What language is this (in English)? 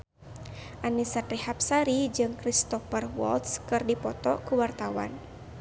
Sundanese